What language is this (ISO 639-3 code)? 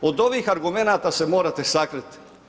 hrv